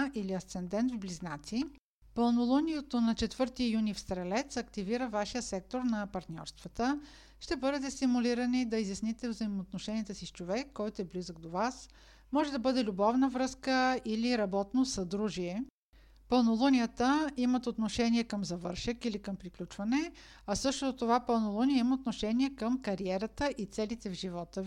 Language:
Bulgarian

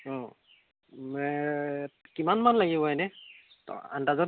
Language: Assamese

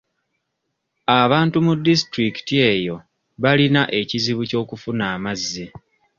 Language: Ganda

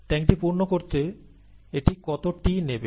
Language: Bangla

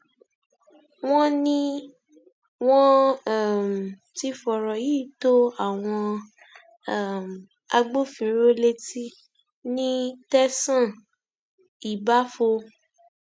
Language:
Yoruba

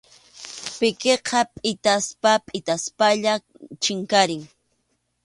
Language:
Arequipa-La Unión Quechua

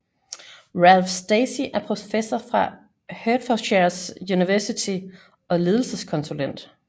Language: Danish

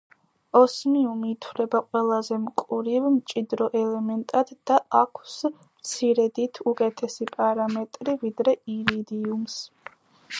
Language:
Georgian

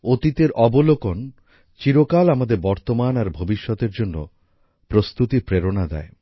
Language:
Bangla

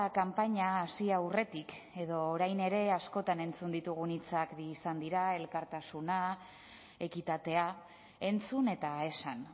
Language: Basque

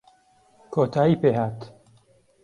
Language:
Central Kurdish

